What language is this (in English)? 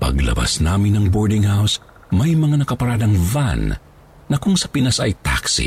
Filipino